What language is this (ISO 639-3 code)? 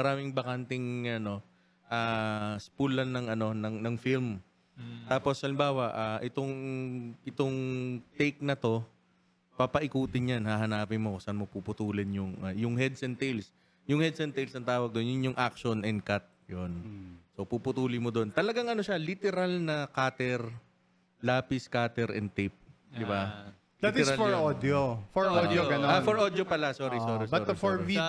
fil